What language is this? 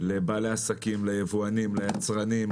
Hebrew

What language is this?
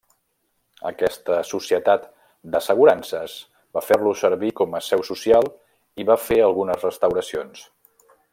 Catalan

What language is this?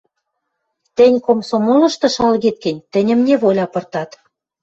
Western Mari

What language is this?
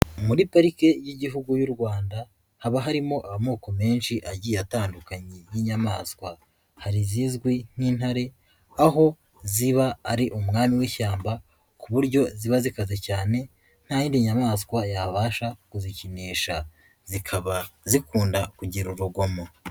Kinyarwanda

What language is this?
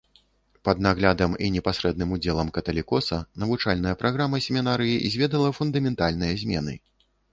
Belarusian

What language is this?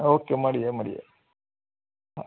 Gujarati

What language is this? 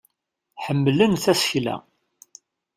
Kabyle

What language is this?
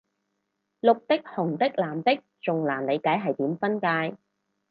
Cantonese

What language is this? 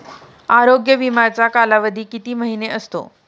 Marathi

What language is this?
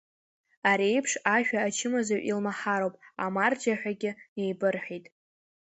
Abkhazian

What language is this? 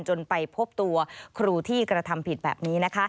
Thai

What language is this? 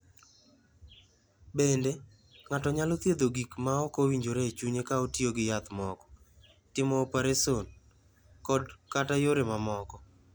Luo (Kenya and Tanzania)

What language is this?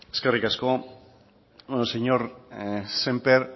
Basque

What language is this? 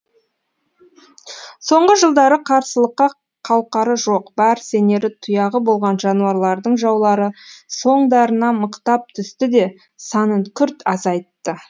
Kazakh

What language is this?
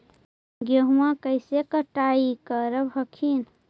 Magahi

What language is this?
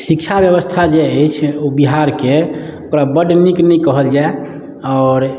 Maithili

